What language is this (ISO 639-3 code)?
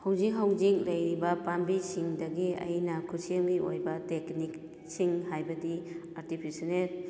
mni